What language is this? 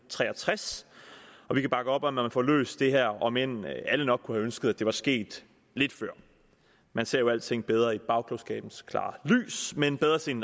Danish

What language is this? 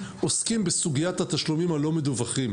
Hebrew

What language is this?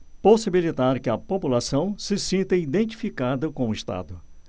Portuguese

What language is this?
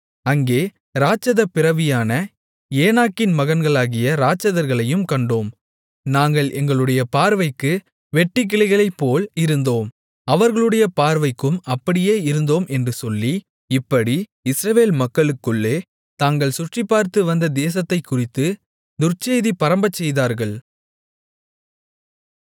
Tamil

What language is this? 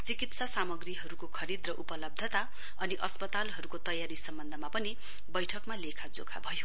Nepali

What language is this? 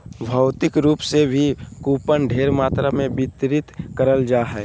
Magahi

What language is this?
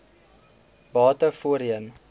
Afrikaans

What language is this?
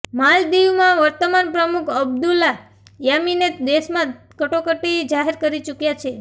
Gujarati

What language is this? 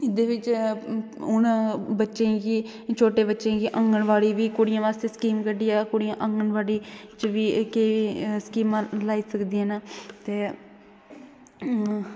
Dogri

